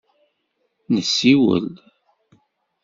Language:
Kabyle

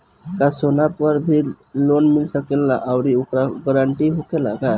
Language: Bhojpuri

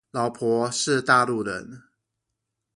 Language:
Chinese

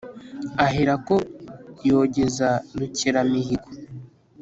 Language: Kinyarwanda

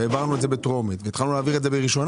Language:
Hebrew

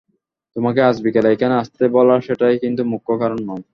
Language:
Bangla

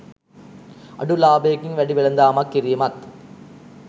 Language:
Sinhala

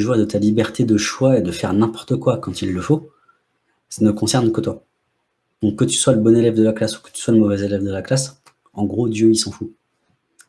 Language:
French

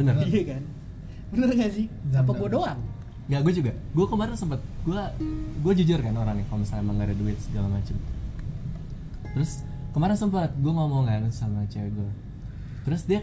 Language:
Indonesian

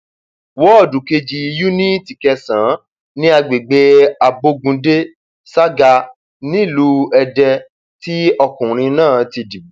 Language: Yoruba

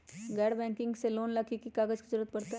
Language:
Magahi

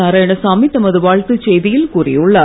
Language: Tamil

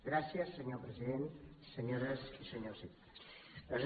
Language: Catalan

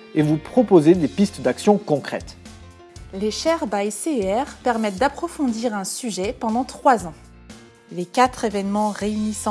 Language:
French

